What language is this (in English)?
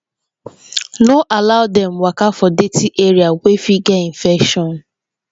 Nigerian Pidgin